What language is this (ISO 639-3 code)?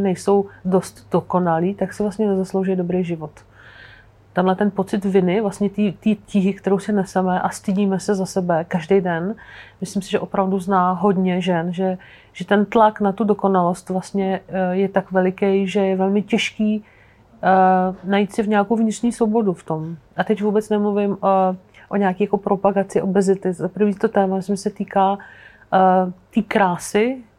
ces